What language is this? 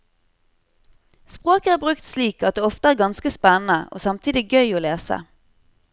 Norwegian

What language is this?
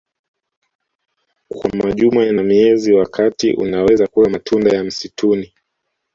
Swahili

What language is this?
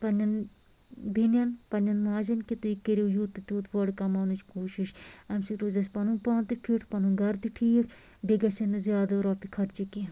Kashmiri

